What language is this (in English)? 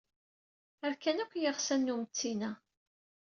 Kabyle